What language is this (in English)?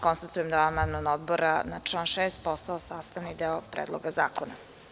Serbian